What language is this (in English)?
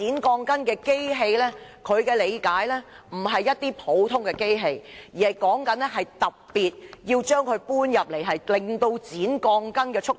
Cantonese